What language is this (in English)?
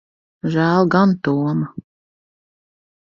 Latvian